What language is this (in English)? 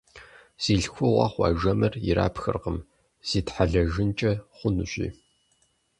Kabardian